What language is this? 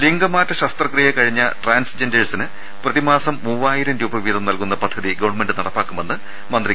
Malayalam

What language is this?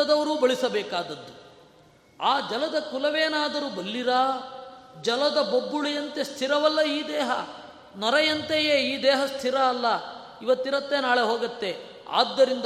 Kannada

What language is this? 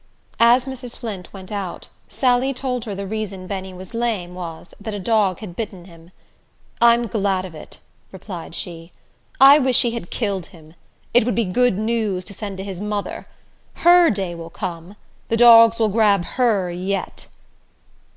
English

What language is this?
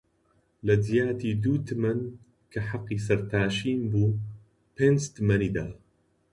Central Kurdish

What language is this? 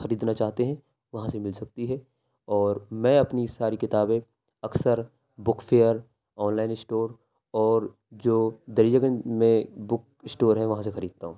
Urdu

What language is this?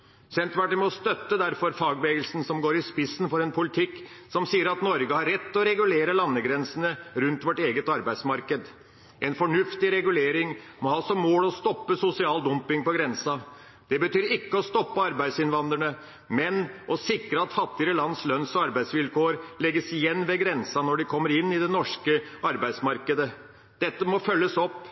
Norwegian Bokmål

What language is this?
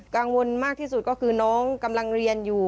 Thai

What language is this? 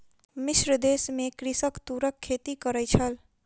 Maithili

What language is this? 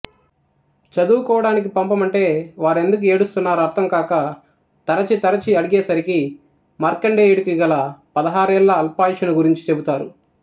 Telugu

